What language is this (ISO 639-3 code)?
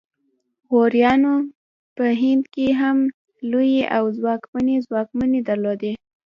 pus